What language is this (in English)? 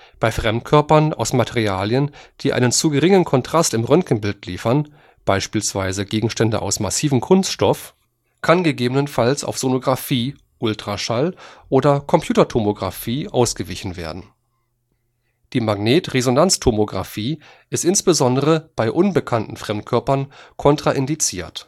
German